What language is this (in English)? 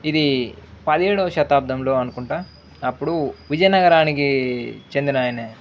Telugu